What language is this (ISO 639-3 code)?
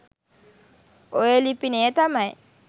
sin